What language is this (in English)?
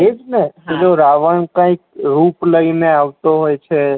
Gujarati